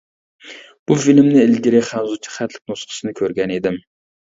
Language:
Uyghur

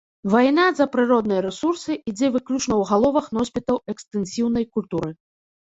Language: Belarusian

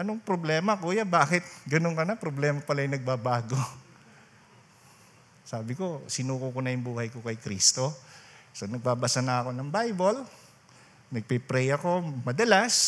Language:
Filipino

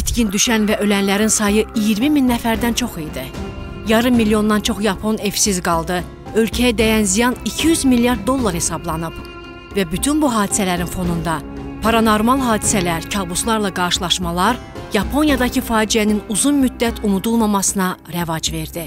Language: Turkish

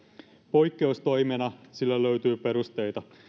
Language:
Finnish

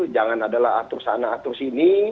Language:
Indonesian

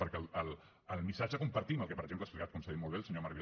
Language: Catalan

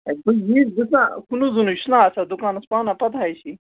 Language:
Kashmiri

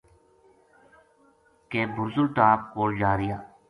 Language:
Gujari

